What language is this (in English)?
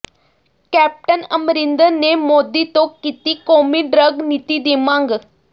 Punjabi